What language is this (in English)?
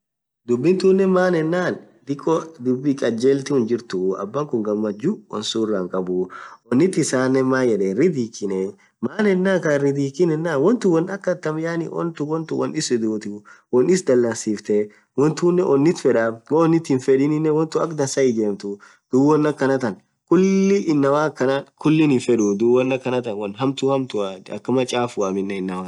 Orma